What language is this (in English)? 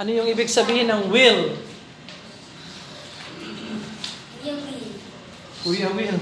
Filipino